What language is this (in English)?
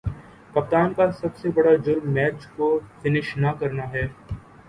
Urdu